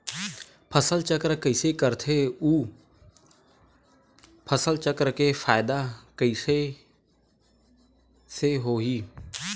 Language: Chhattisgarhi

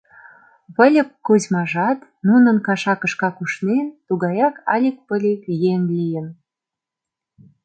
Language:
Mari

